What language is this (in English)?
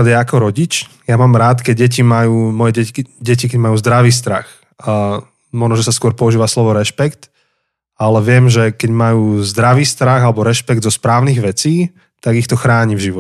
Slovak